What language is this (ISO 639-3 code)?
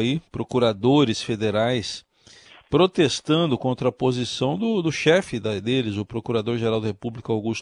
por